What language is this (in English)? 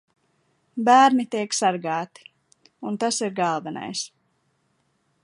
Latvian